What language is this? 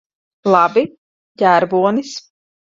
Latvian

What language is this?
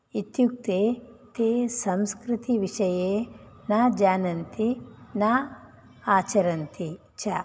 Sanskrit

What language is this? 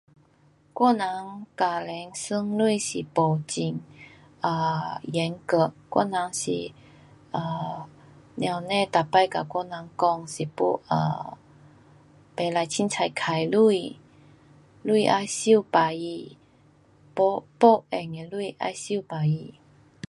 Pu-Xian Chinese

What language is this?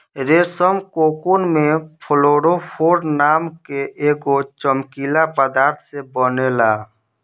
Bhojpuri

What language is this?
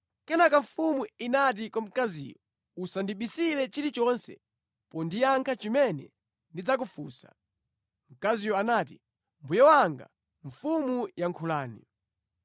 Nyanja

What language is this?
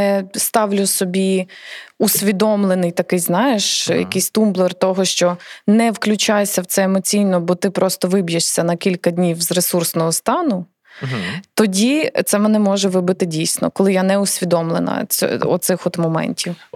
Ukrainian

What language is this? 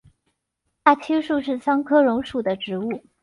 Chinese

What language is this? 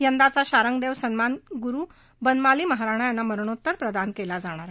Marathi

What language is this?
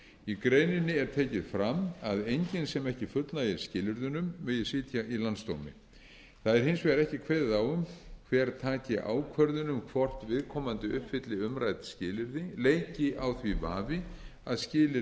Icelandic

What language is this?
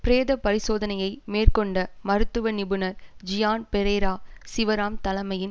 Tamil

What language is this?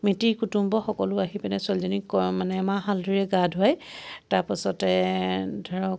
Assamese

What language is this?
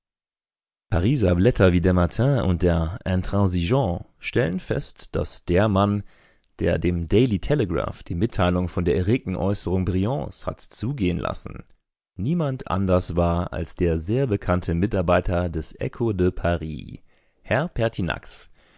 German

